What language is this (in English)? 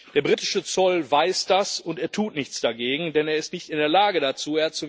German